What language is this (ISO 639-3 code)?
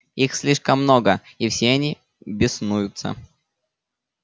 rus